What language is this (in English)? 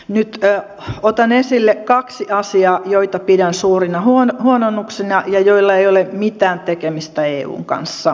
Finnish